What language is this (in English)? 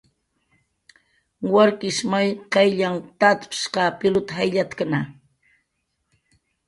Jaqaru